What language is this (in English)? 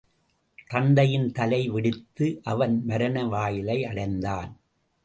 Tamil